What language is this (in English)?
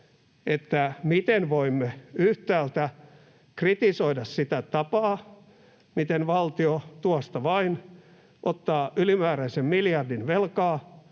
Finnish